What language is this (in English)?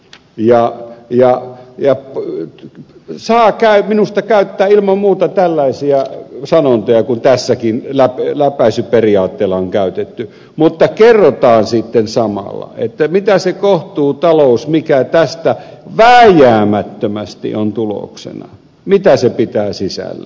Finnish